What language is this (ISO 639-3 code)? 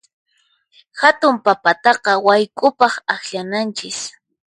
qxp